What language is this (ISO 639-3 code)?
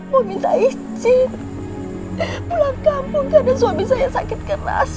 ind